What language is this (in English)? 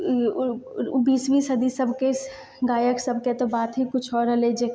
Maithili